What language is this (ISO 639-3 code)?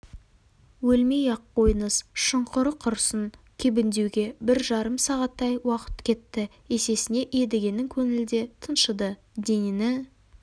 kaz